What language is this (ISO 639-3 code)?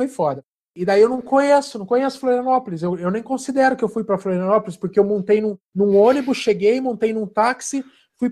por